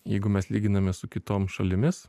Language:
Lithuanian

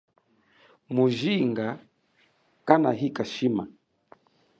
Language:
Chokwe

